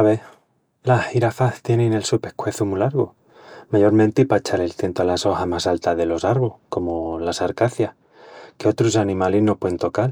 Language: Extremaduran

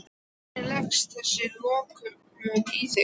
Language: Icelandic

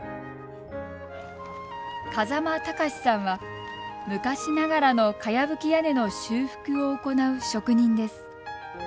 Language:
Japanese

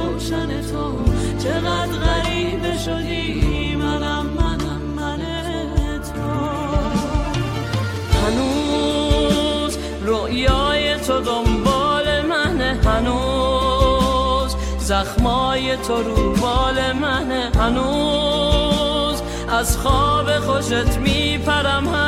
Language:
Persian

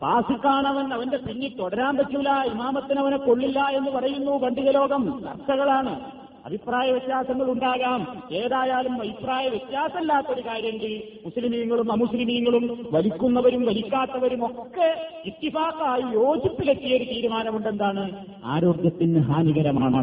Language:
Malayalam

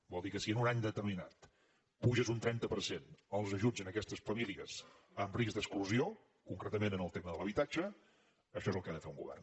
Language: Catalan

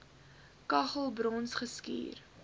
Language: Afrikaans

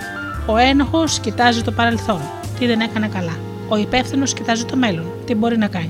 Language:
Greek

